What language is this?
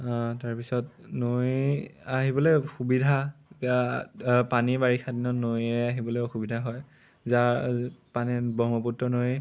Assamese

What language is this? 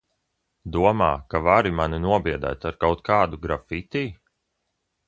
Latvian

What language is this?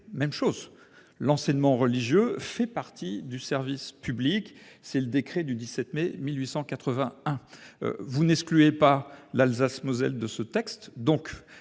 French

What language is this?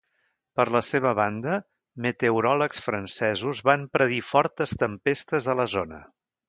Catalan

